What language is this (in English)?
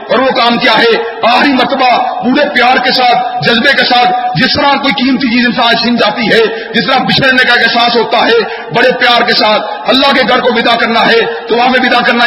Urdu